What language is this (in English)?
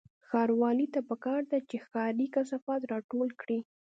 Pashto